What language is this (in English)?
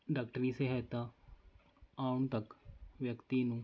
Punjabi